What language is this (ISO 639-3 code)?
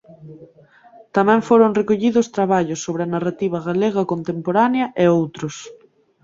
glg